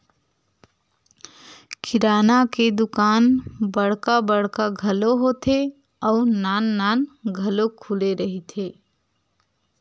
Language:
Chhattisgarhi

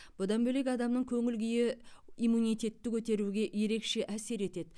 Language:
Kazakh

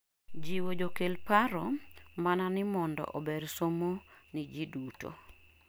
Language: Luo (Kenya and Tanzania)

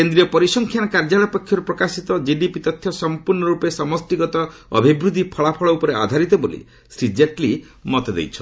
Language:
Odia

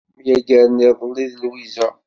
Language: Kabyle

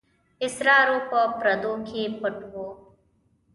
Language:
Pashto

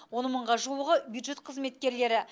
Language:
Kazakh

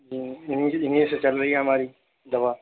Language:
Urdu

